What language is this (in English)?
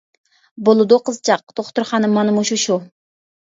Uyghur